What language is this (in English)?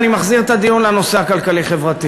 Hebrew